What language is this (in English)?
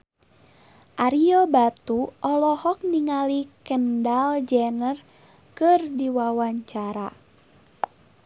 Sundanese